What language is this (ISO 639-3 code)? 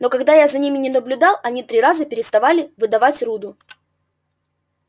rus